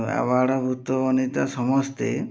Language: Odia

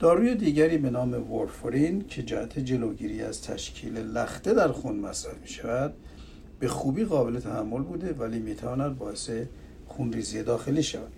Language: Persian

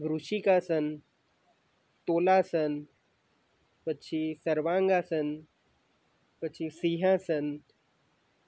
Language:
Gujarati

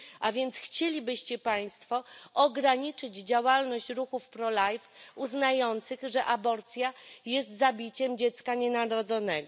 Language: Polish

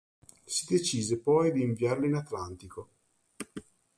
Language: Italian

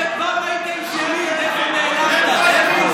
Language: Hebrew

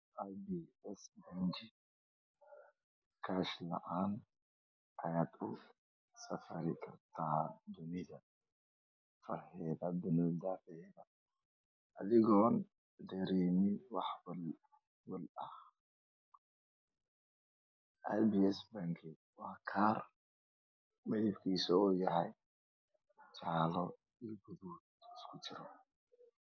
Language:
Somali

